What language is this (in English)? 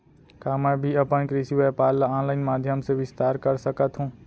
Chhattisgarhi